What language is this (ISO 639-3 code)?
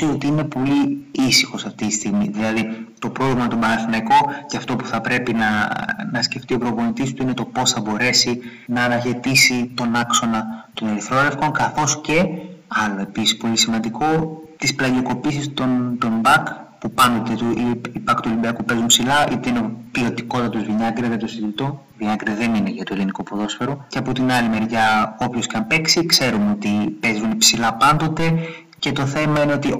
ell